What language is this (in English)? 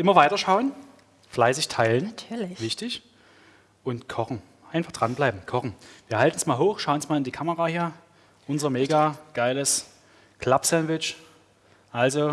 German